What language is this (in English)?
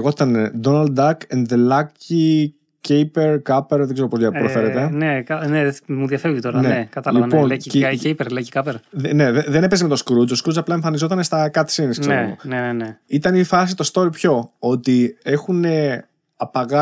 Greek